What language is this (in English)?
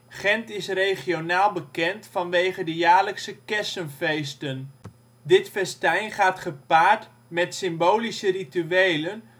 Dutch